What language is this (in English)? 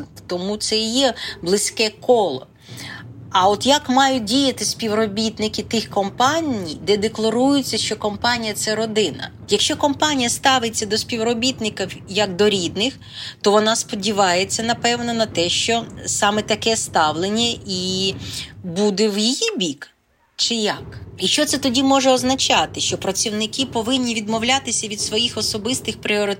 Ukrainian